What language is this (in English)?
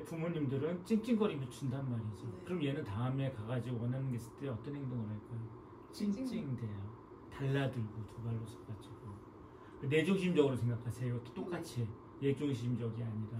Korean